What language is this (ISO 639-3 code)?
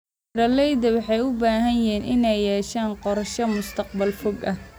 som